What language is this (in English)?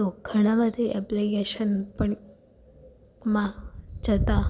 Gujarati